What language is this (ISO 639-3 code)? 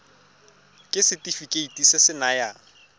tsn